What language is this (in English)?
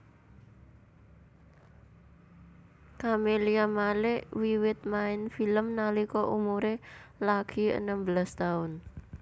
Javanese